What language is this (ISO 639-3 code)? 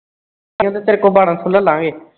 pan